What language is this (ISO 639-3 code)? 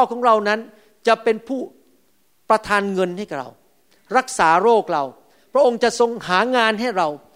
tha